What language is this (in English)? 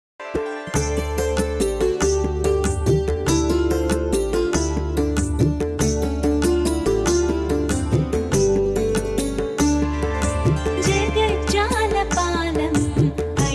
Telugu